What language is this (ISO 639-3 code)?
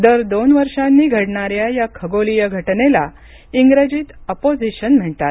mar